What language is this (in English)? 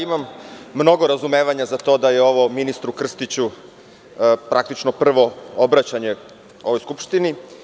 Serbian